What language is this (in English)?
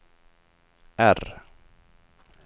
Swedish